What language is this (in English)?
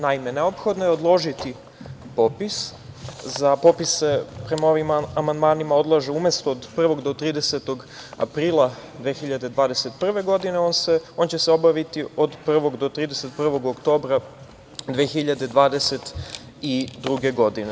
Serbian